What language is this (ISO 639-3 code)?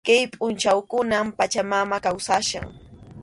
qxu